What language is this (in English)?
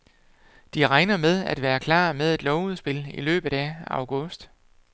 Danish